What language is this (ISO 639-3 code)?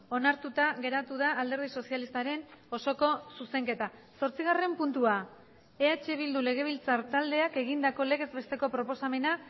eus